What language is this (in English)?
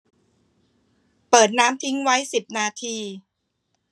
Thai